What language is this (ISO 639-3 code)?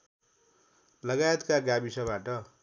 nep